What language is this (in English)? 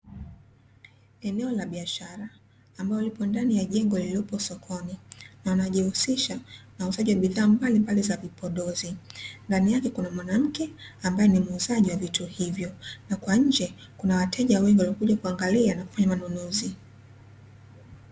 Swahili